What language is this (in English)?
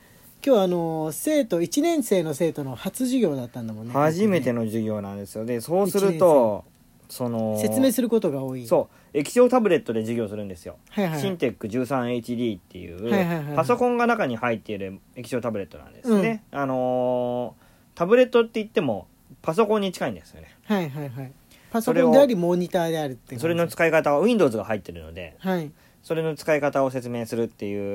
Japanese